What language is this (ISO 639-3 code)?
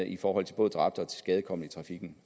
dan